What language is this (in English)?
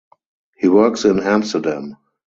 English